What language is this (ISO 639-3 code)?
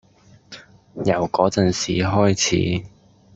yue